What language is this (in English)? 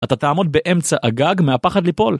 Hebrew